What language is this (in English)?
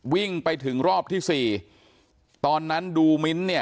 Thai